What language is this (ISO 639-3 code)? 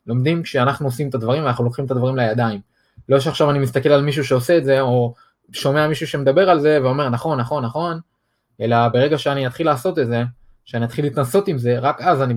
heb